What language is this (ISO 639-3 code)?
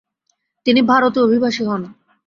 ben